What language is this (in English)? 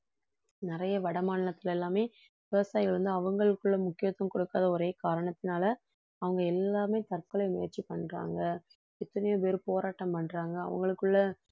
Tamil